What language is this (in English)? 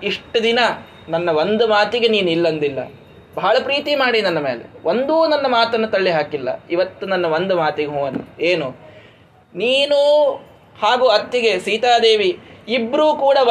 Kannada